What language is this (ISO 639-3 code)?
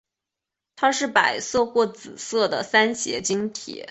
zho